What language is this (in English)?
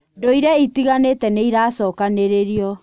Kikuyu